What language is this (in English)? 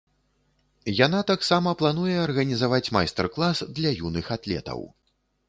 Belarusian